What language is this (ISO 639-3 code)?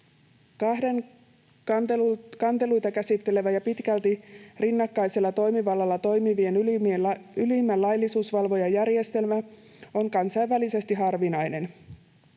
fin